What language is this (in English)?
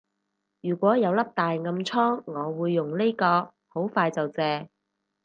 Cantonese